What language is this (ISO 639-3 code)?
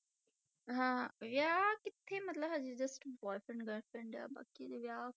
pan